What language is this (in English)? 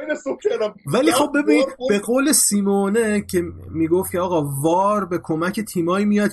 Persian